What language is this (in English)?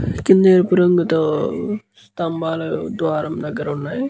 Telugu